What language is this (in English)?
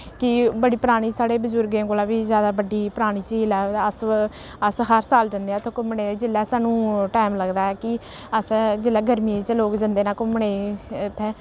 Dogri